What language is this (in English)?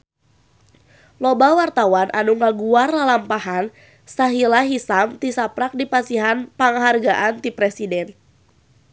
Sundanese